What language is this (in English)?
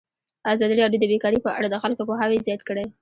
Pashto